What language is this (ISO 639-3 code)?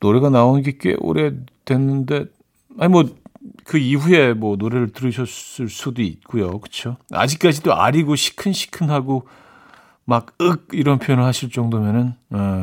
kor